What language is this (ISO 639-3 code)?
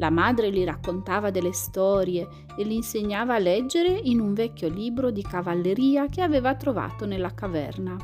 ita